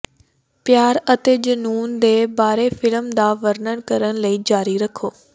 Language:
Punjabi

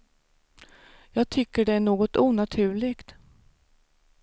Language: Swedish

